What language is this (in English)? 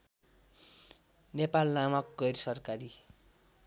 Nepali